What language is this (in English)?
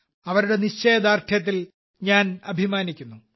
Malayalam